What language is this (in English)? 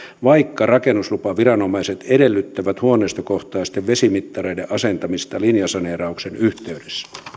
Finnish